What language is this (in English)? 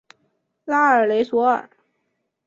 Chinese